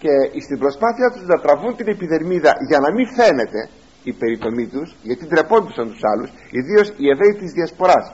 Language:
Greek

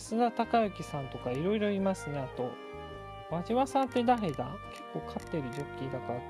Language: Japanese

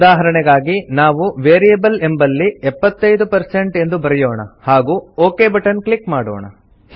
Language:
Kannada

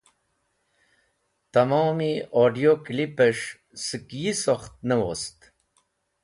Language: Wakhi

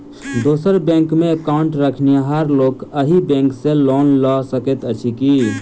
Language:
Maithili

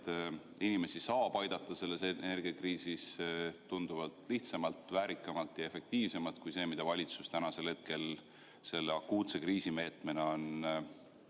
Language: Estonian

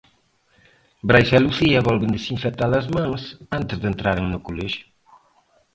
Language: Galician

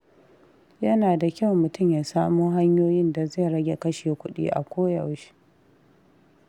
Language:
Hausa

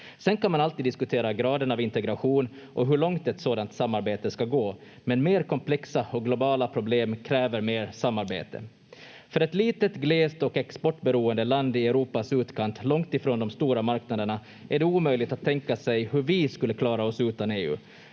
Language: Finnish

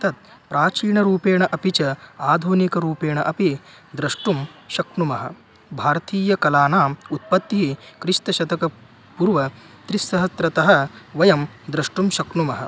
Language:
Sanskrit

